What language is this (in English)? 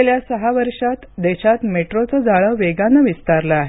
Marathi